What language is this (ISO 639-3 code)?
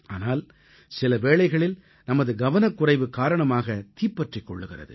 tam